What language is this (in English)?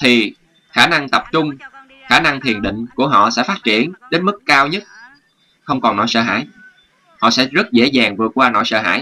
Vietnamese